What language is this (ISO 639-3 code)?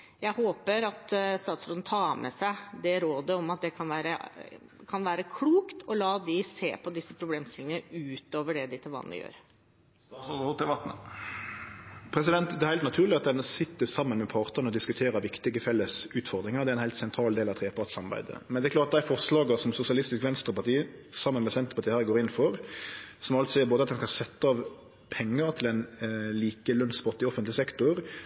nor